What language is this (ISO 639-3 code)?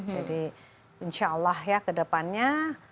ind